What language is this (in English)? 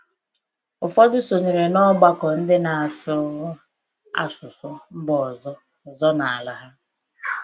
Igbo